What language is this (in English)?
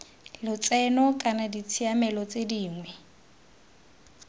Tswana